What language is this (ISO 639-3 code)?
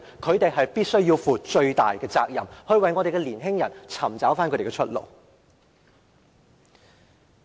yue